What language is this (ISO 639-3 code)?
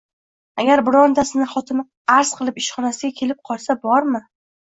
uzb